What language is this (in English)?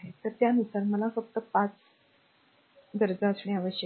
Marathi